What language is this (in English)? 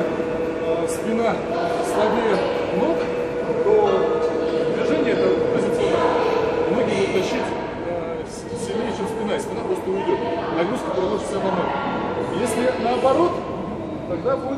Russian